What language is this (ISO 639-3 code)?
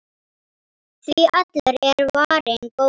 isl